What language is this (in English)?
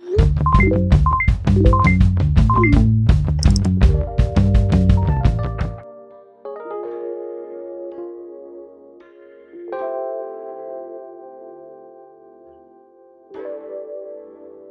Korean